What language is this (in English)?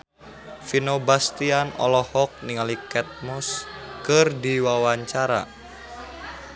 Sundanese